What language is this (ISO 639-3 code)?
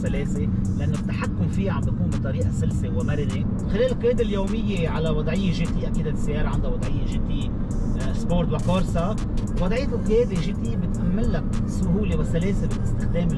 ara